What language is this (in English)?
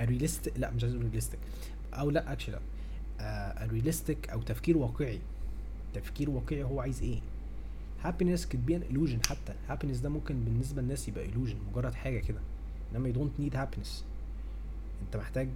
Arabic